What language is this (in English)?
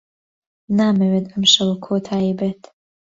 Central Kurdish